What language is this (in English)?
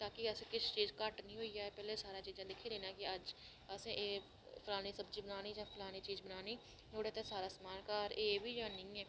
Dogri